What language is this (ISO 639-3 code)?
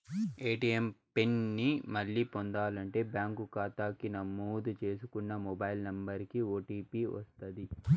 tel